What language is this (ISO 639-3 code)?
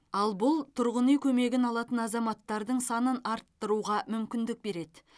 kaz